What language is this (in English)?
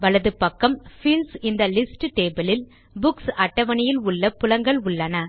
Tamil